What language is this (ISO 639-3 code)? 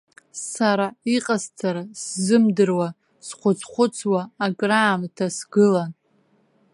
abk